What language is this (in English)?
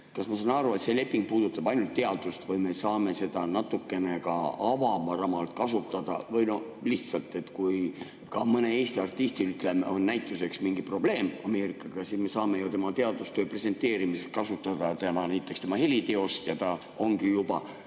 Estonian